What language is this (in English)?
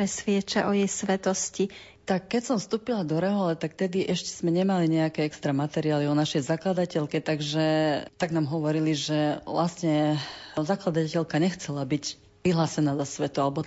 Slovak